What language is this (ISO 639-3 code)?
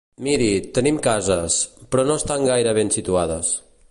cat